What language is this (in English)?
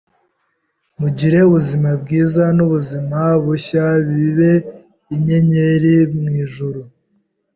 Kinyarwanda